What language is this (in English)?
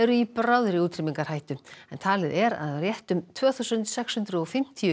Icelandic